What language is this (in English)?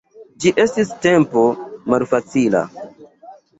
Esperanto